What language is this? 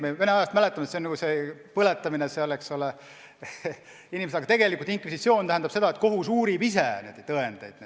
Estonian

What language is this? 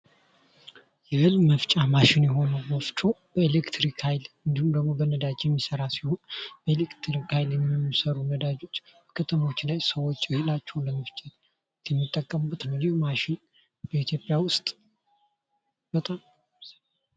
Amharic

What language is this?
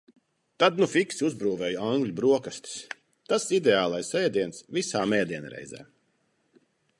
Latvian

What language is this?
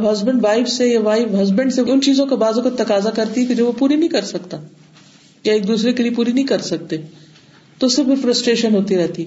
Urdu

